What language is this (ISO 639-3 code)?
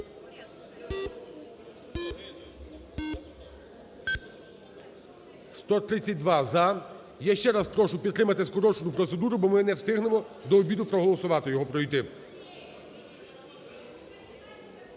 ukr